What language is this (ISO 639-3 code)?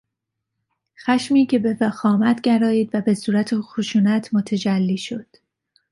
fas